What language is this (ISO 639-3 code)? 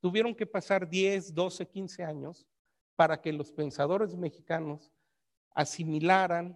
spa